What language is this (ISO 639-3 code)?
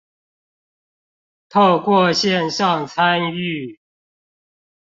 zho